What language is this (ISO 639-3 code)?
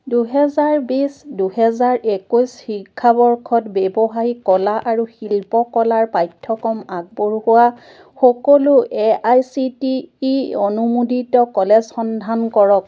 asm